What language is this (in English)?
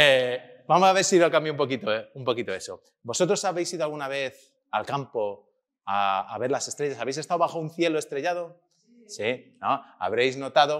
Spanish